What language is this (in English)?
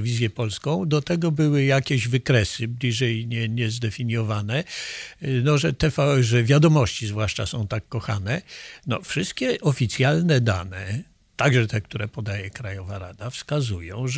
Polish